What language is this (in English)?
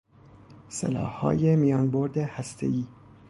Persian